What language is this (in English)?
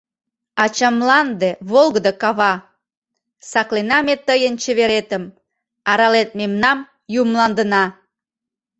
Mari